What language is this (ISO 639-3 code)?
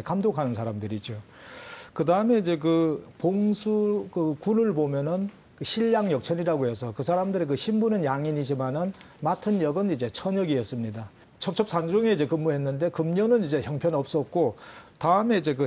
kor